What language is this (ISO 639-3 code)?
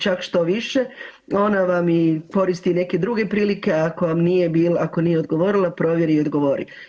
hrv